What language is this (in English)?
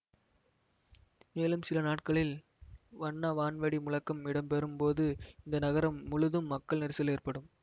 Tamil